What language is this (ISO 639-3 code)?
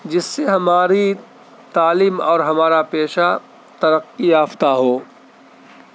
urd